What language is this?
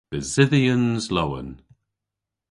Cornish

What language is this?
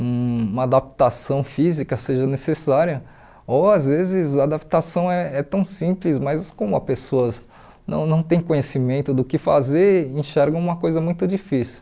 Portuguese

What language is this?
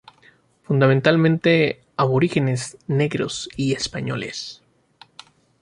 Spanish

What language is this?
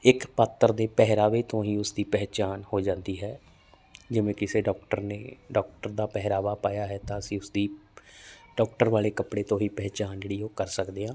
Punjabi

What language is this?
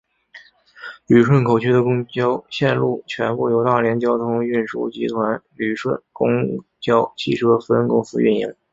Chinese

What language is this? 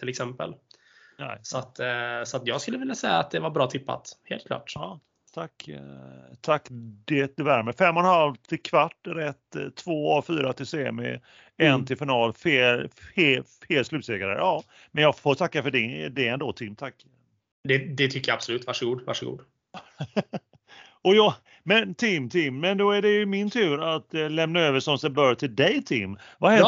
Swedish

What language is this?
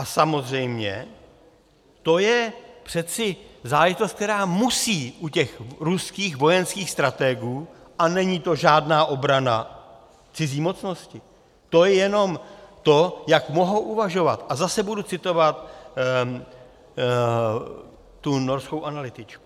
Czech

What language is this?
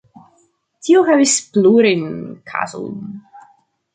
Esperanto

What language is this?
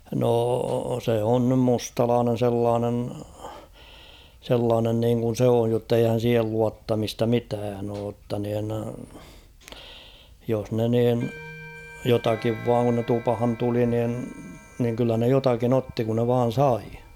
Finnish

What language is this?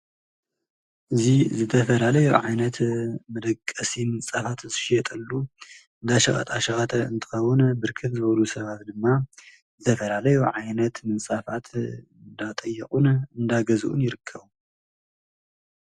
Tigrinya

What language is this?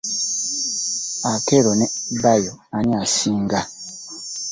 Ganda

